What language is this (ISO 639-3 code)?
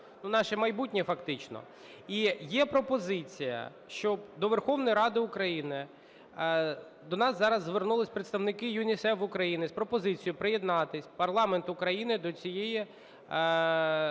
ukr